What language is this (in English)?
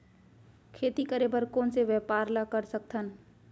Chhattisgarhi